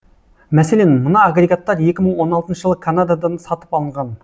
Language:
Kazakh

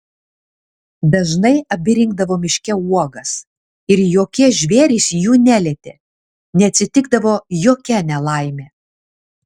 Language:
Lithuanian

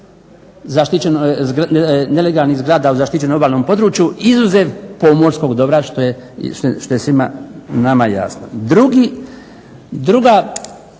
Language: Croatian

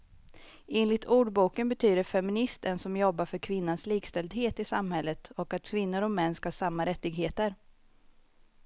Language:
Swedish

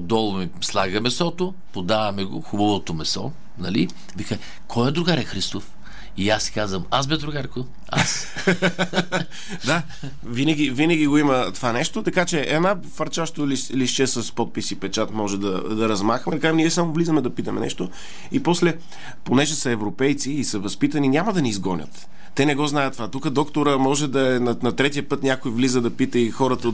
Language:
Bulgarian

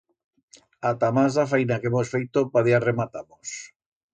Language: Aragonese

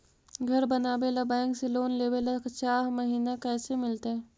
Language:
Magahi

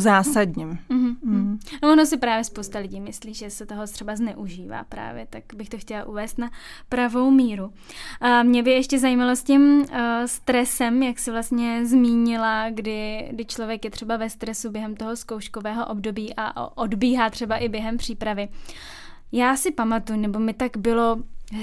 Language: Czech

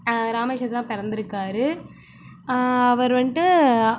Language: Tamil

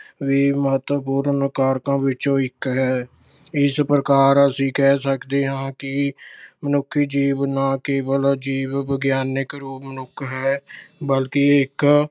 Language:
Punjabi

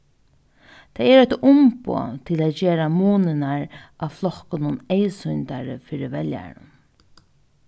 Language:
Faroese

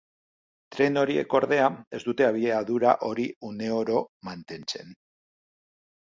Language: Basque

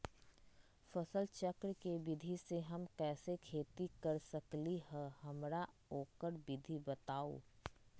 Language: Magahi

